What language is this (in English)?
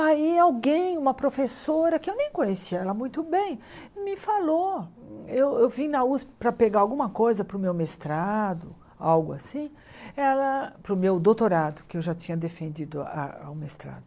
Portuguese